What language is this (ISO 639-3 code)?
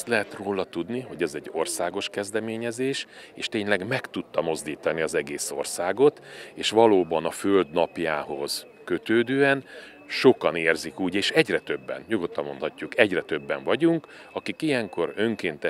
hun